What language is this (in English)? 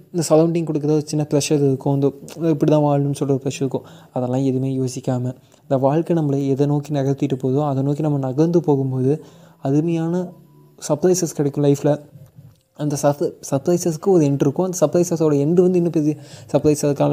Tamil